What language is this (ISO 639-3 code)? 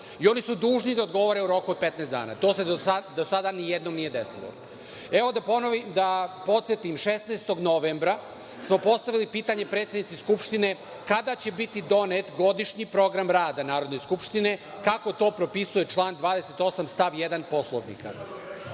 srp